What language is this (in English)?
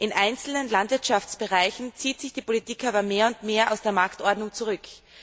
German